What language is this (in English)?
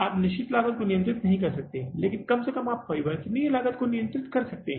Hindi